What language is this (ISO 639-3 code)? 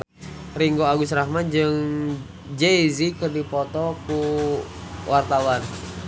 sun